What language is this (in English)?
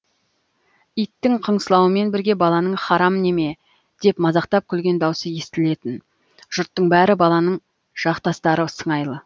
Kazakh